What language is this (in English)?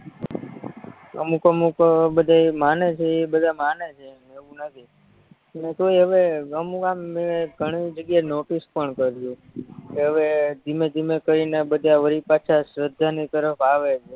Gujarati